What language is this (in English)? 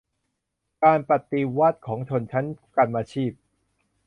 Thai